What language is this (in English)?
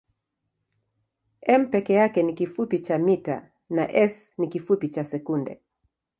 Swahili